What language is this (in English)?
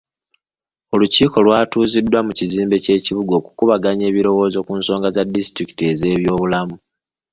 Ganda